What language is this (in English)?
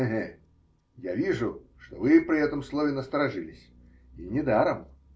Russian